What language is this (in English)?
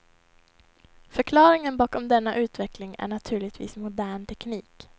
Swedish